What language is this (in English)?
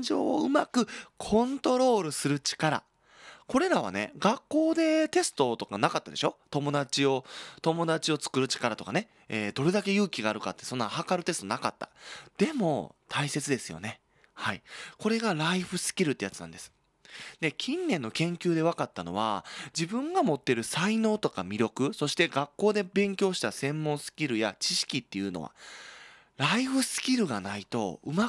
Japanese